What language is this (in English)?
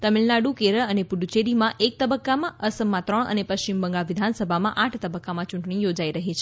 Gujarati